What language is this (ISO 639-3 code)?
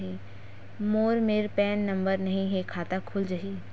hne